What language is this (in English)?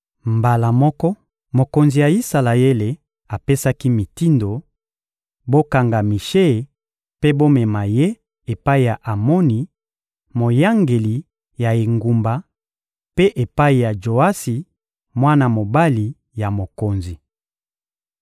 Lingala